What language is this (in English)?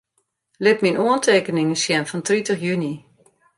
Western Frisian